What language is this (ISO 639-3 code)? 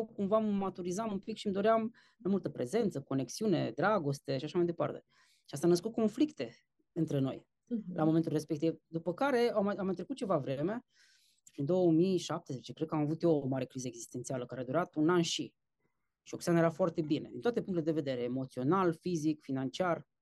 ron